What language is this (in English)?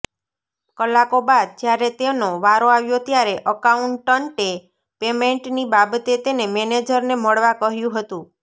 Gujarati